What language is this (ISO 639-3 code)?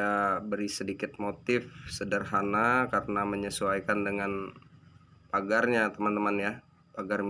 ind